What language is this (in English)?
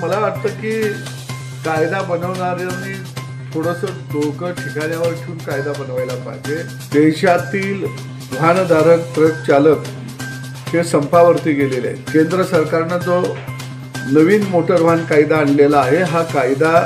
Marathi